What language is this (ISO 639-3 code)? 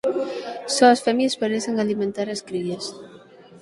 glg